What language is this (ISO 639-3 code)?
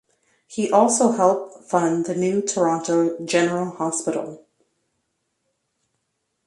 eng